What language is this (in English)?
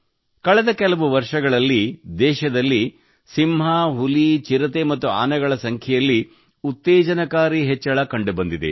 Kannada